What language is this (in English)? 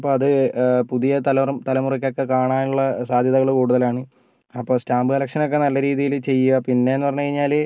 Malayalam